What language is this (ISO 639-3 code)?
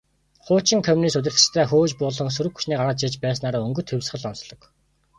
mon